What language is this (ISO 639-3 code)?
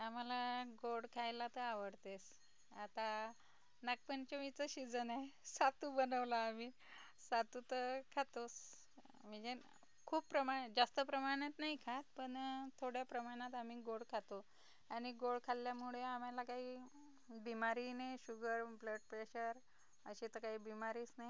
mar